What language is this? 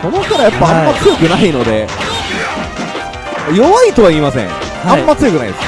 Japanese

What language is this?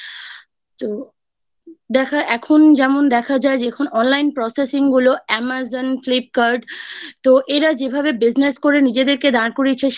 Bangla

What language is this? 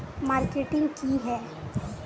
Magahi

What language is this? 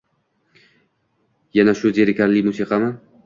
Uzbek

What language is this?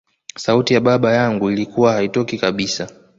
Swahili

